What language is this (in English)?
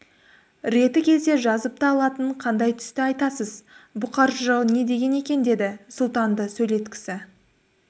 Kazakh